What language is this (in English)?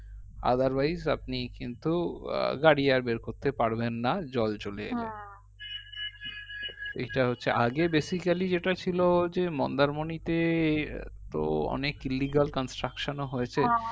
Bangla